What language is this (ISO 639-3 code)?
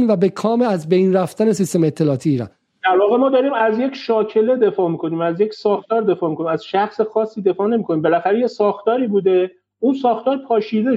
fas